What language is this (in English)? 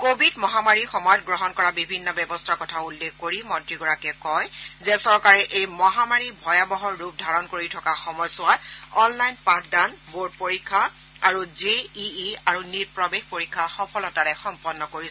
Assamese